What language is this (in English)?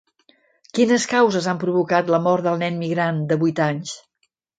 Catalan